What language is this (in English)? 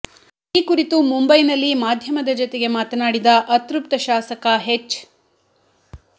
Kannada